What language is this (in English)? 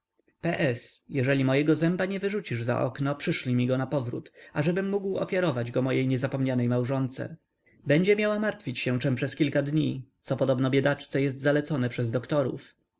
Polish